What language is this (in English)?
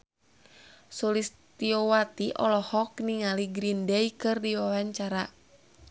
Sundanese